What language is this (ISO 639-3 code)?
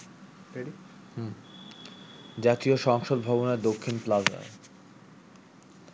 ben